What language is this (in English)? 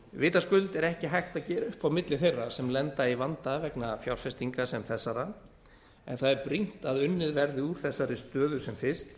Icelandic